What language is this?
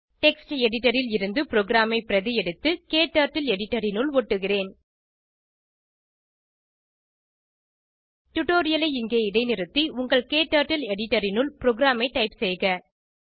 Tamil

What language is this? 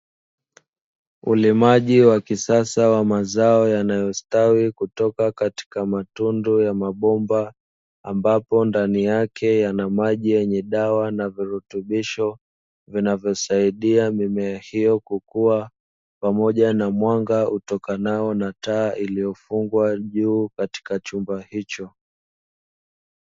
Swahili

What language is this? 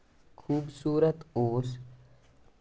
Kashmiri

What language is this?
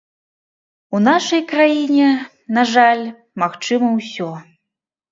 Belarusian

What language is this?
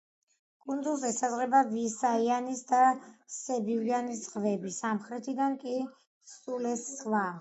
Georgian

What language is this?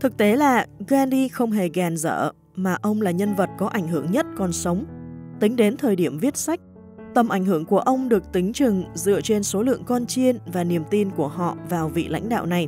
Vietnamese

